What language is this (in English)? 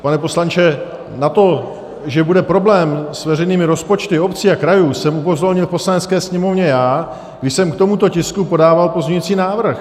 Czech